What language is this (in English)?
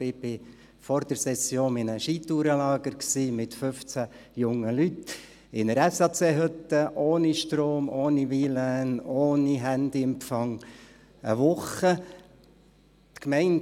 Swiss German